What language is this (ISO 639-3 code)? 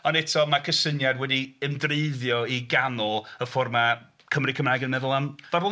cym